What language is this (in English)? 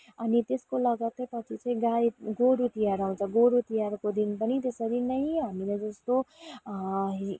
Nepali